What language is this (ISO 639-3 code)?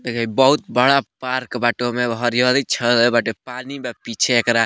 bho